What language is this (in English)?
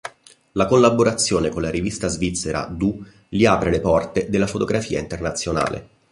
Italian